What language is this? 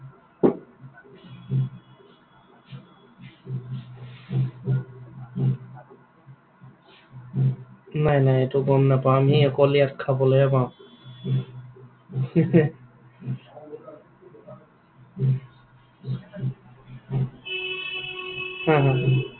Assamese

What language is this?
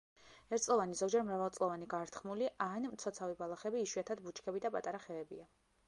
Georgian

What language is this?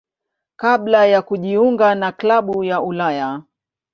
Swahili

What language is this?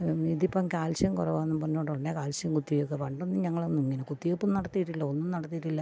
Malayalam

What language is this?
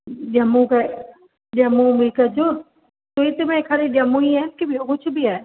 Sindhi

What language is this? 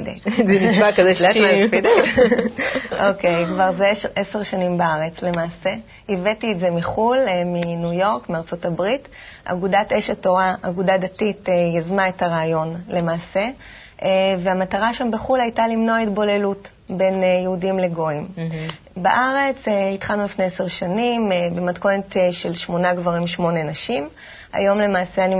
Hebrew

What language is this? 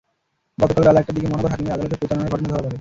Bangla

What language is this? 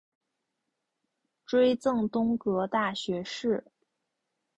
Chinese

